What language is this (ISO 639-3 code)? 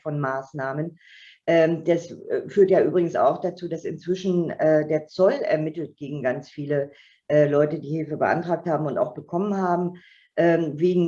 deu